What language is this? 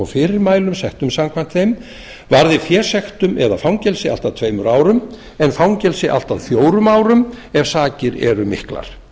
Icelandic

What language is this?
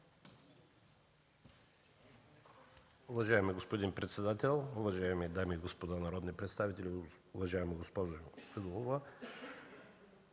Bulgarian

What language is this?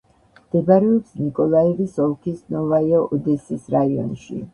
Georgian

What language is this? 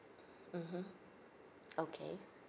English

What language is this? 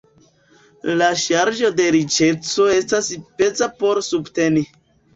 Esperanto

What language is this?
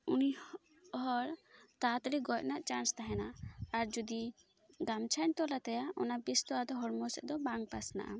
Santali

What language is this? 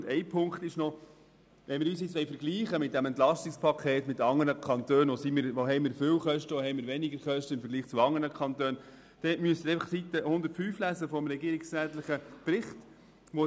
Swiss German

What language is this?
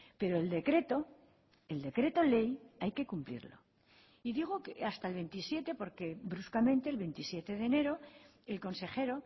Spanish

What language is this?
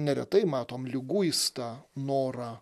Lithuanian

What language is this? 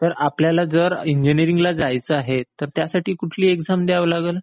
Marathi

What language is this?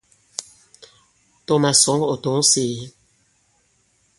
Bankon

